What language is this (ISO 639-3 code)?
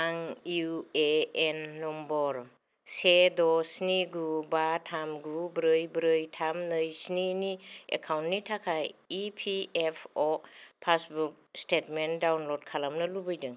brx